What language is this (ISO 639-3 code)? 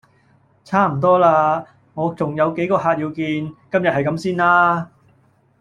yue